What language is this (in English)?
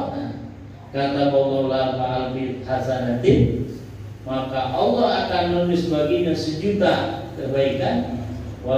Indonesian